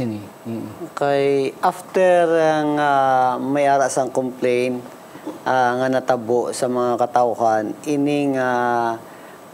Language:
Filipino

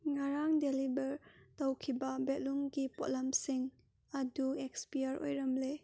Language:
Manipuri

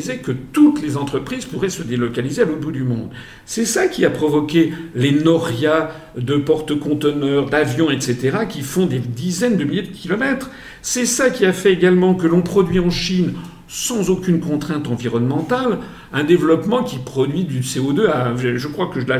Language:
French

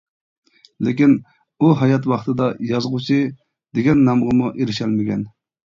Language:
Uyghur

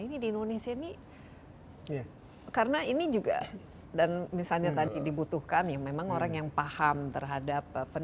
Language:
Indonesian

